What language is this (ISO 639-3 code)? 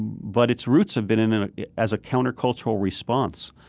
eng